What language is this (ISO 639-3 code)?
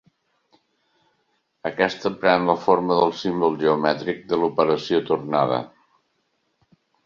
cat